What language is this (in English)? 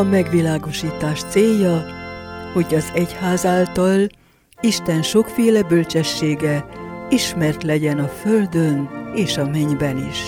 Hungarian